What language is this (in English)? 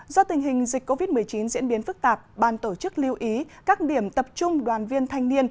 Vietnamese